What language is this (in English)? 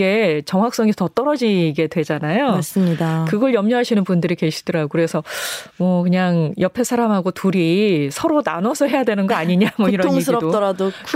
Korean